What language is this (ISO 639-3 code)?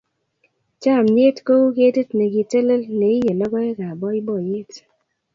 kln